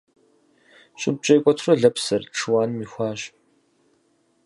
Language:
Kabardian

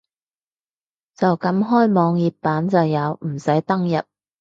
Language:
Cantonese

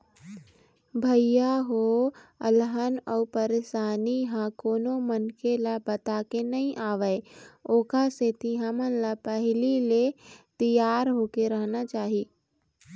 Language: Chhattisgarhi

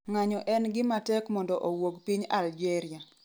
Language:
Luo (Kenya and Tanzania)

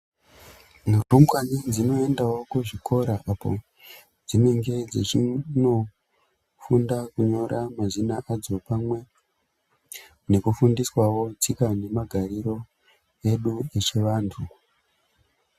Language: Ndau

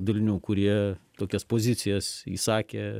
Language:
Lithuanian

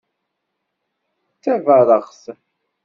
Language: Kabyle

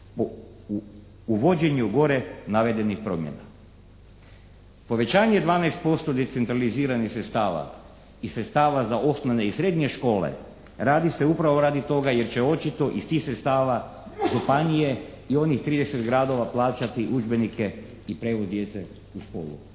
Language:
Croatian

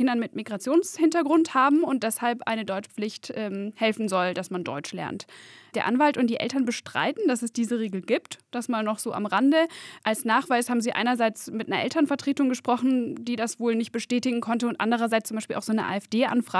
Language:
German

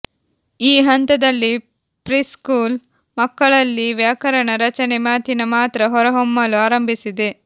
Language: Kannada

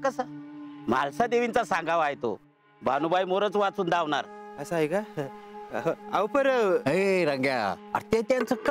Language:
Indonesian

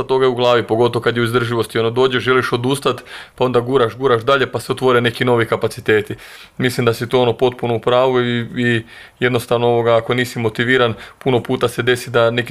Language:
Croatian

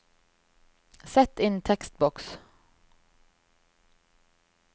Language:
Norwegian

